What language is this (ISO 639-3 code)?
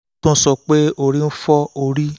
yor